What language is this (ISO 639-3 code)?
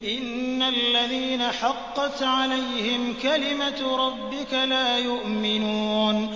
ara